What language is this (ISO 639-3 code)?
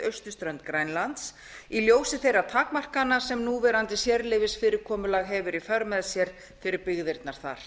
isl